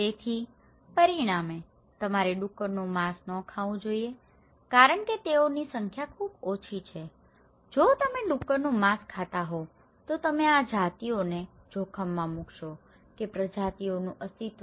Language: Gujarati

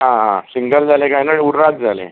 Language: Konkani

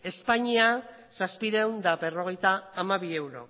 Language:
Basque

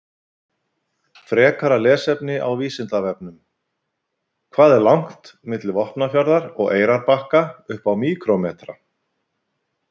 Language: Icelandic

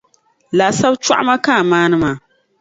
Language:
Dagbani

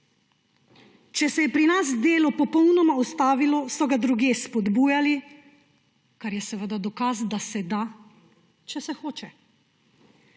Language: Slovenian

